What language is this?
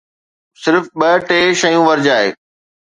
Sindhi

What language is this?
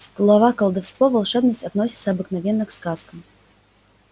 Russian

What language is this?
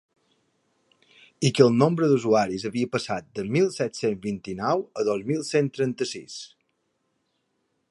Catalan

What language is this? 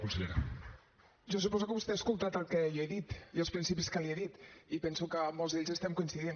Catalan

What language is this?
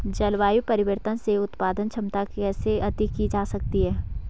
Hindi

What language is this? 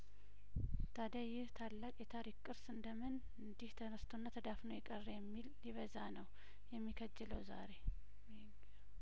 Amharic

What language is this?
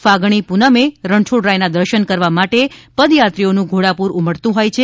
Gujarati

